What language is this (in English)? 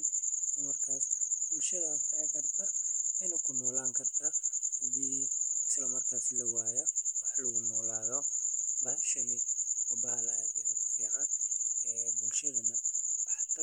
Somali